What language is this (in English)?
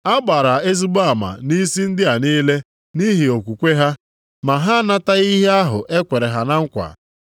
Igbo